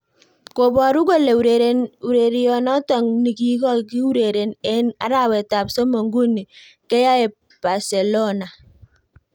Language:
Kalenjin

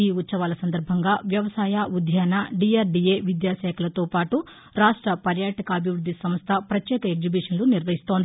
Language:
Telugu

